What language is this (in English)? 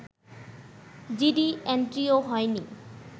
Bangla